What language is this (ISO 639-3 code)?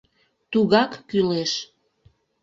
chm